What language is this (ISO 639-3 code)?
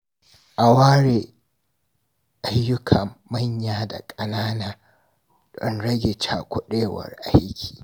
hau